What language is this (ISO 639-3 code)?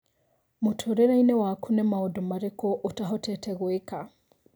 kik